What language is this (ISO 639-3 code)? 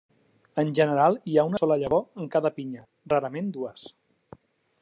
cat